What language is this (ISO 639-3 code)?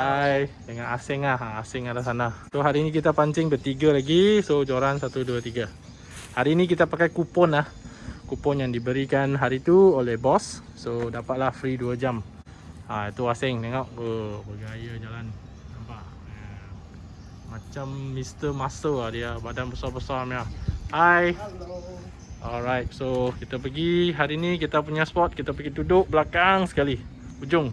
msa